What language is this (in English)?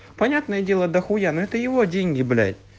Russian